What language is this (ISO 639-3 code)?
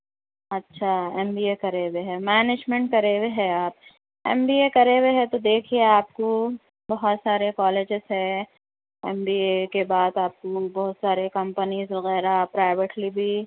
urd